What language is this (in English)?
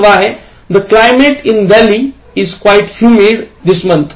Marathi